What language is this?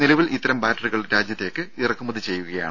Malayalam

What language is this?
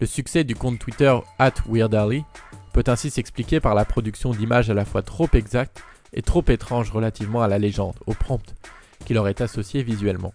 French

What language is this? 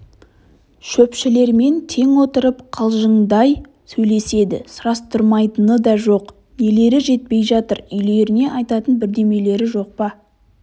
Kazakh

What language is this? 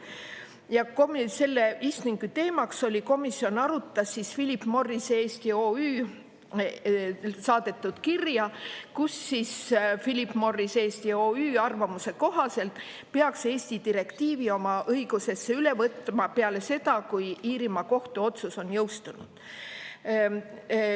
Estonian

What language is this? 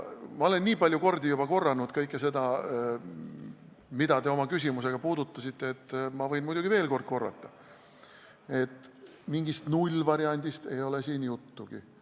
Estonian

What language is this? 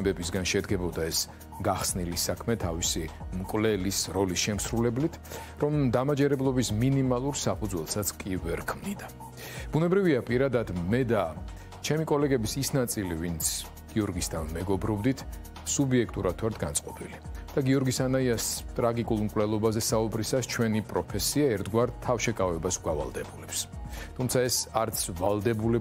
Romanian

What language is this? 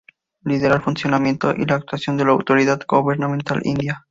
Spanish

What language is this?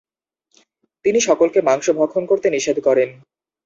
Bangla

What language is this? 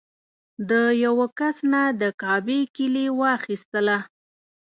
Pashto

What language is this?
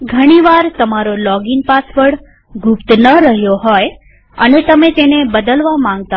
Gujarati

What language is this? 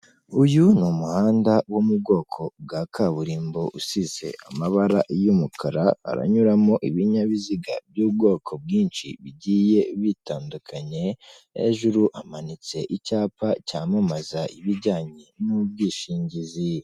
Kinyarwanda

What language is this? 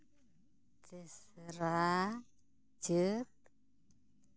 Santali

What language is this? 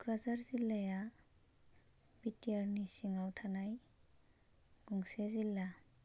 Bodo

